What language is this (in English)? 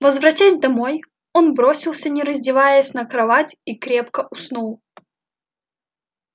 Russian